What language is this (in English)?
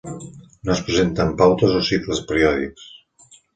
Catalan